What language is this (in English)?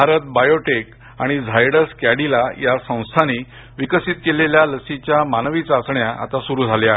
Marathi